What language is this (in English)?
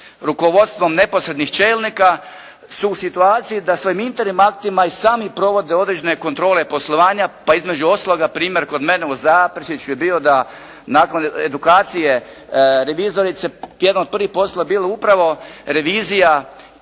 Croatian